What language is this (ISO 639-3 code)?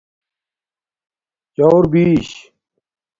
dmk